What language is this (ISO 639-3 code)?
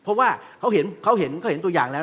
tha